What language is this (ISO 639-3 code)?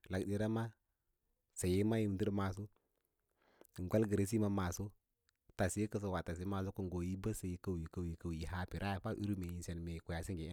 lla